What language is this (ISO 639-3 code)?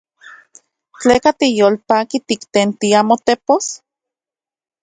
ncx